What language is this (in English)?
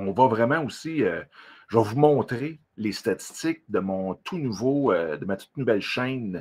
French